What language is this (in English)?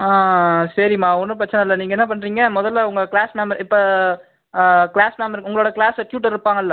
Tamil